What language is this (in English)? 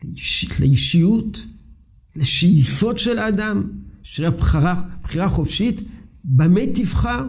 Hebrew